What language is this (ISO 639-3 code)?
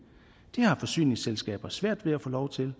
dan